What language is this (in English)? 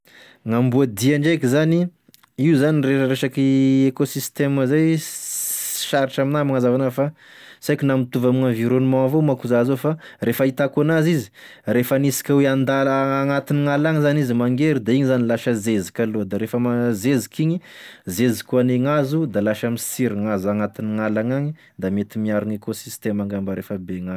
Tesaka Malagasy